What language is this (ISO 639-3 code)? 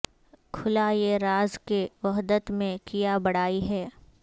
urd